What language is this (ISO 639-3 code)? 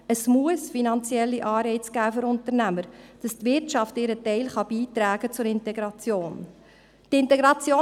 gsw